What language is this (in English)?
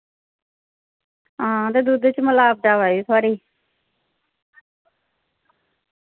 Dogri